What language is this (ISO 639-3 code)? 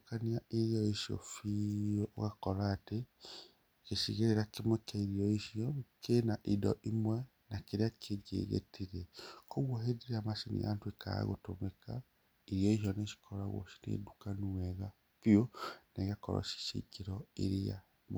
kik